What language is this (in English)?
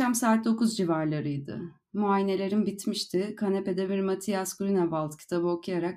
Turkish